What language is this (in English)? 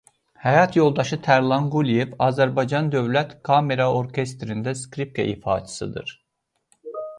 Azerbaijani